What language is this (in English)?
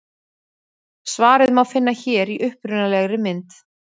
Icelandic